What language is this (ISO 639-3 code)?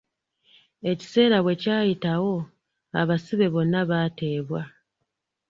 lug